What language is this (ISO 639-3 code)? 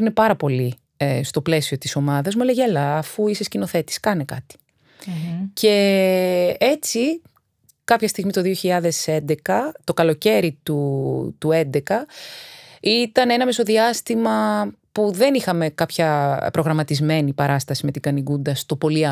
ell